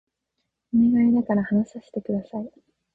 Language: Japanese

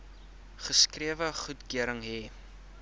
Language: Afrikaans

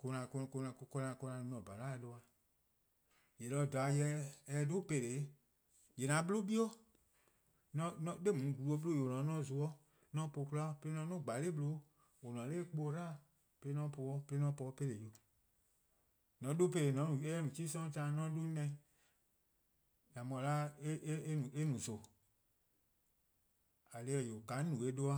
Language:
Eastern Krahn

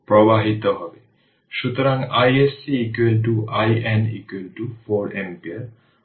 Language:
Bangla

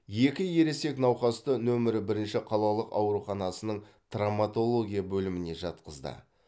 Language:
Kazakh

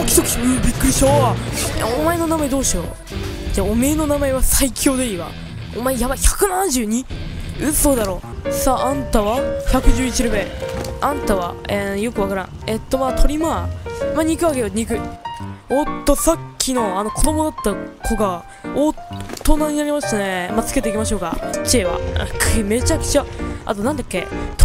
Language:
Japanese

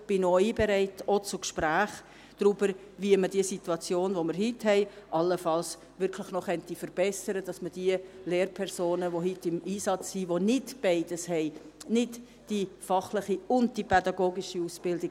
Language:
Swiss German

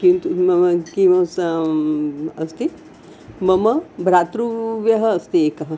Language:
Sanskrit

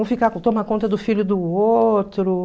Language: Portuguese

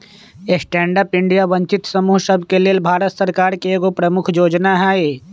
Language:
Magahi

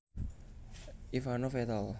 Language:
Javanese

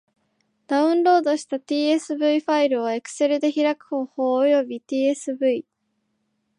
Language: Japanese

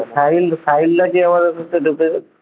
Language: Bangla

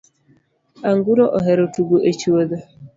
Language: Luo (Kenya and Tanzania)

